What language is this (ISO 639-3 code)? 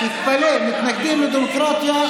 heb